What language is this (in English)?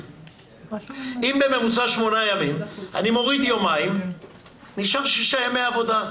Hebrew